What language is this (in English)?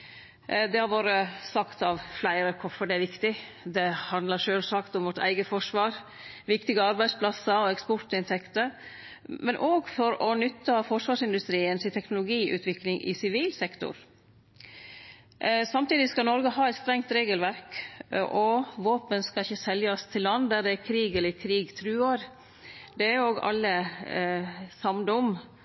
Norwegian Nynorsk